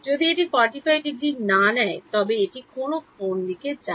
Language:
Bangla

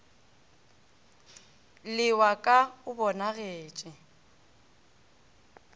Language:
Northern Sotho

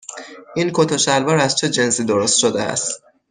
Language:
Persian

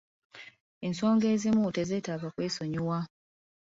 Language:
Ganda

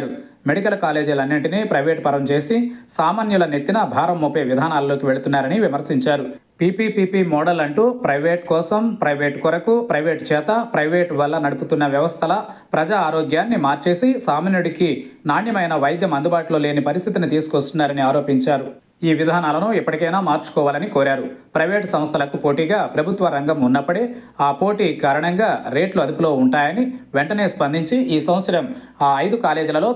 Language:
Telugu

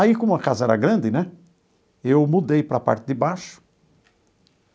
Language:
Portuguese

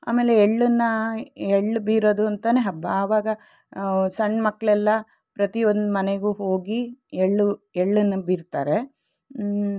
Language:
Kannada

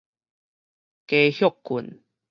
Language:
Min Nan Chinese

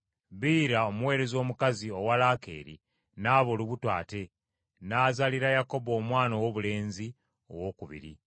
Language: Ganda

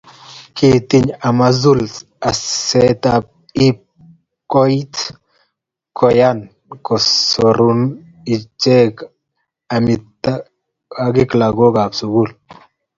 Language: Kalenjin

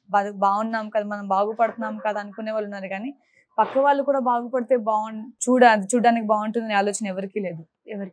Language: Telugu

